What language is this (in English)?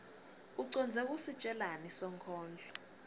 Swati